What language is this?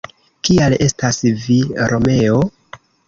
Esperanto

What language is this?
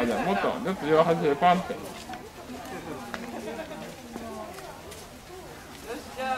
Japanese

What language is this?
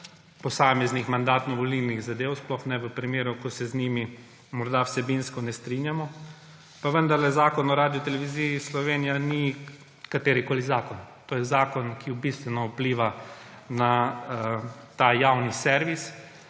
Slovenian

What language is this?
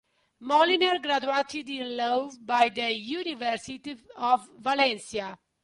English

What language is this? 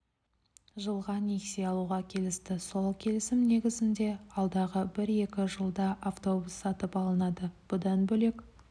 Kazakh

